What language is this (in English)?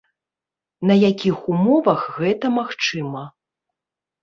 Belarusian